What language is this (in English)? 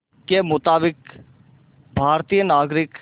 Hindi